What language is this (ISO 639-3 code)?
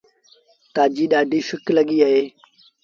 sbn